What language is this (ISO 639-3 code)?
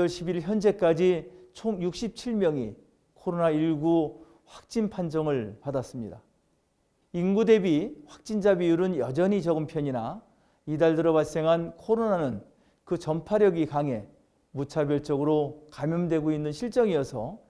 kor